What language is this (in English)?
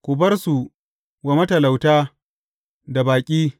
Hausa